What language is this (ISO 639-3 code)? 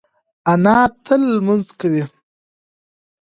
pus